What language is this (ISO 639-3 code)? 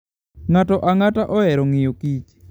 luo